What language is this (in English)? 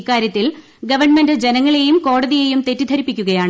Malayalam